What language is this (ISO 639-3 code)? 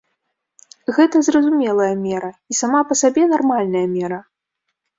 bel